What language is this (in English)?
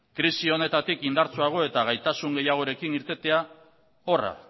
Basque